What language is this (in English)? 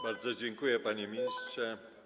Polish